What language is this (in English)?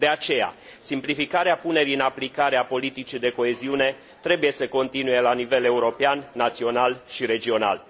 Romanian